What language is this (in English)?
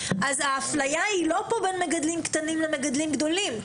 Hebrew